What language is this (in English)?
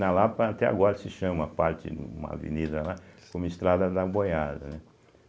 Portuguese